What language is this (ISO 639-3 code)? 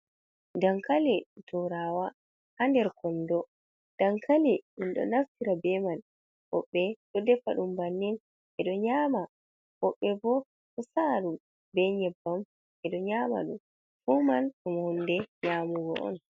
ful